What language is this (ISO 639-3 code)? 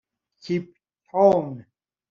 fas